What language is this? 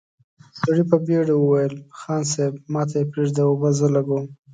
Pashto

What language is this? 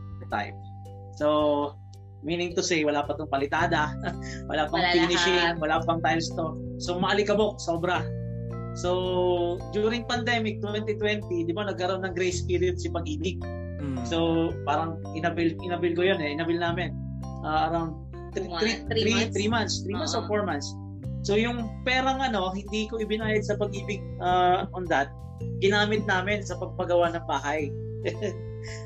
Filipino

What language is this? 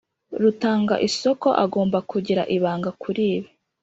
Kinyarwanda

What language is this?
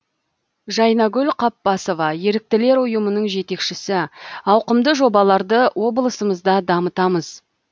Kazakh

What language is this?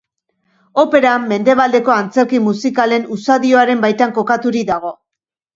Basque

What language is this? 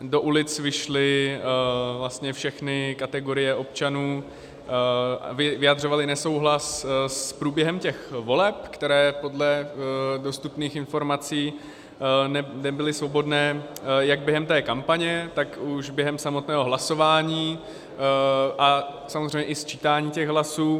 Czech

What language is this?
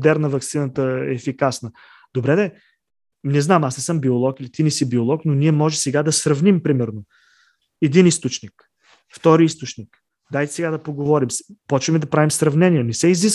Bulgarian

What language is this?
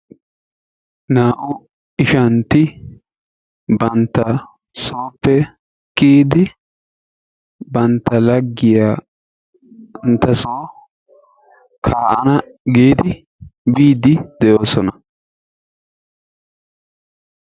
Wolaytta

